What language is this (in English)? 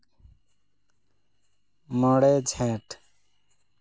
Santali